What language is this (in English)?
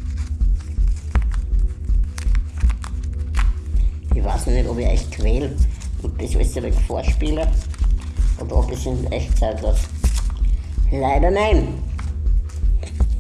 German